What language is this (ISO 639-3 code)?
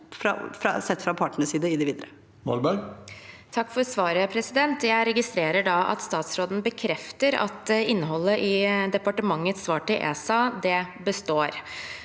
nor